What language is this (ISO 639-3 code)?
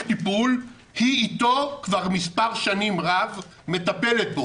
heb